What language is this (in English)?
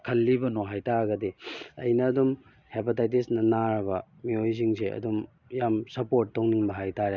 Manipuri